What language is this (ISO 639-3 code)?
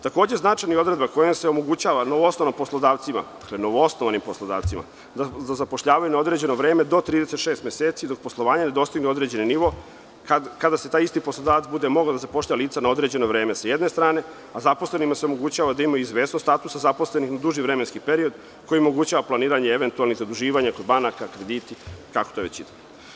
srp